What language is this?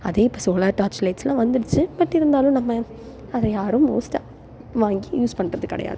Tamil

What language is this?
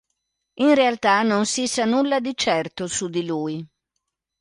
Italian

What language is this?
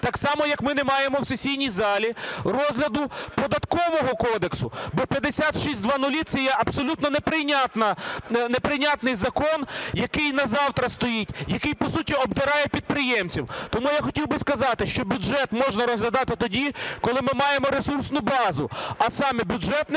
Ukrainian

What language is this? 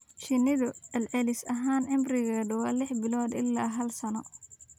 Somali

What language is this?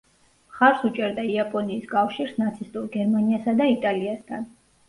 Georgian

